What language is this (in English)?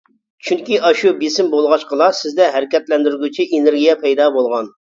Uyghur